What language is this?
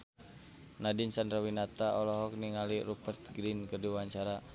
Sundanese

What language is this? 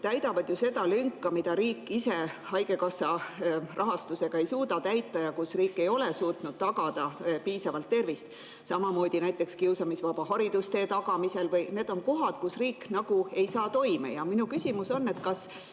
Estonian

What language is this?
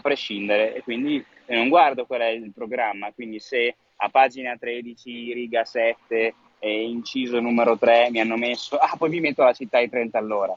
Italian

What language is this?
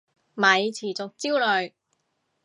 Cantonese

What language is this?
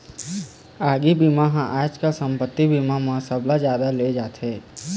Chhattisgarhi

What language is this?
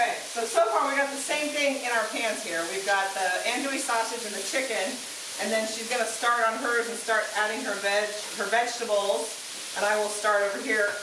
English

